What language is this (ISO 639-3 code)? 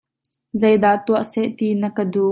cnh